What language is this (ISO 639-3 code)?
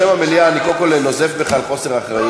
heb